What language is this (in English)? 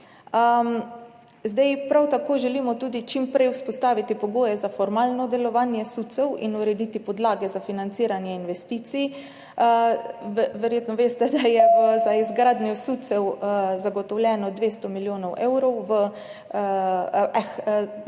Slovenian